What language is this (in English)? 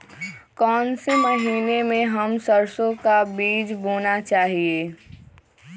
Magahi